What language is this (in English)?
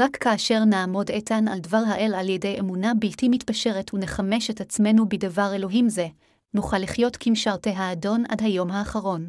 Hebrew